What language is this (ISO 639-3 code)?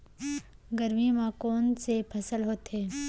hne